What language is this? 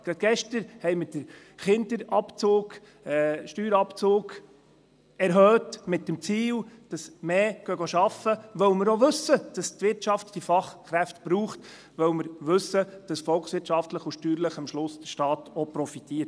Swiss German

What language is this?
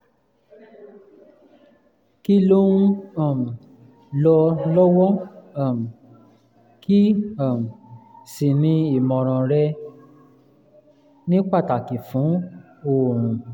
Yoruba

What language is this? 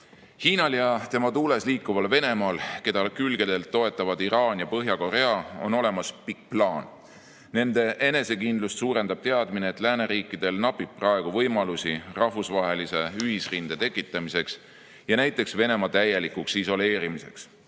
Estonian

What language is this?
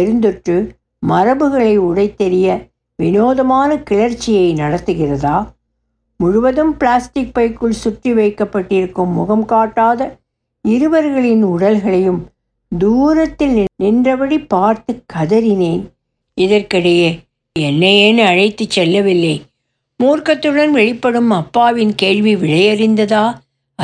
Tamil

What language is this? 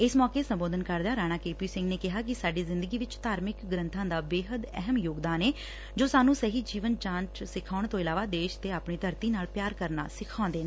Punjabi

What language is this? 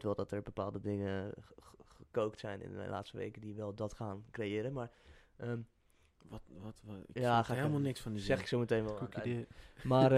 Dutch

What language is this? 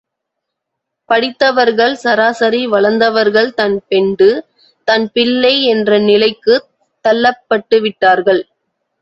Tamil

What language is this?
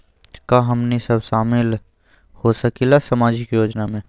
Magahi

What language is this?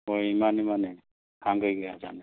Manipuri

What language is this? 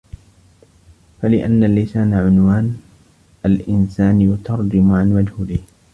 Arabic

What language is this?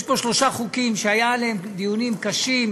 Hebrew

